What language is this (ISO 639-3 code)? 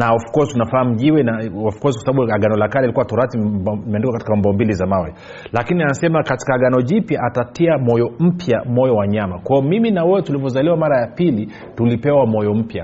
swa